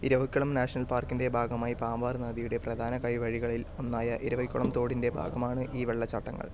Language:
Malayalam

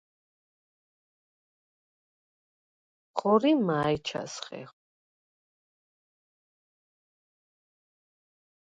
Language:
Svan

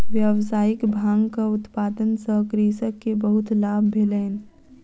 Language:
Maithili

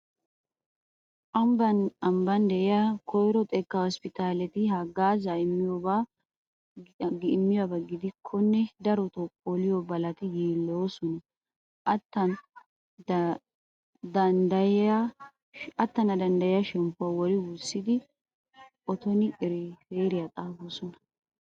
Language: Wolaytta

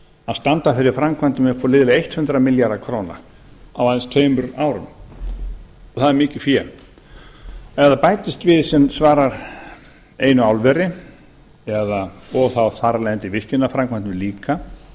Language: Icelandic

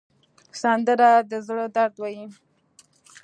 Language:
Pashto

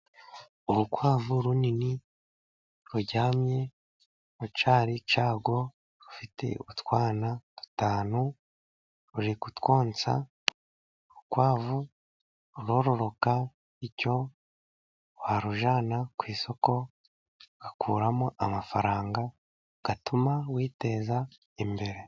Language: Kinyarwanda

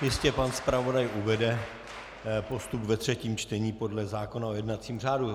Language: Czech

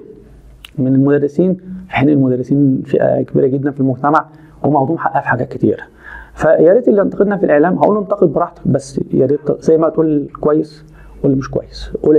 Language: Arabic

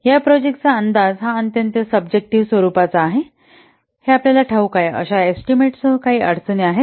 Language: Marathi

